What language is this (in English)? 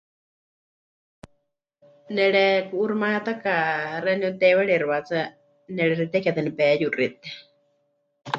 Huichol